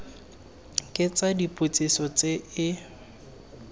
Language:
Tswana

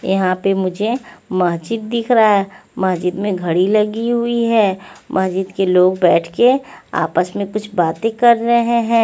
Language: Hindi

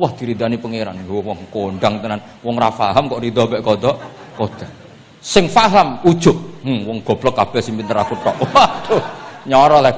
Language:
Indonesian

